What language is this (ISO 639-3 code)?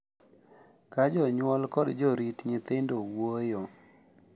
luo